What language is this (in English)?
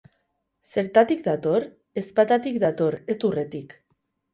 Basque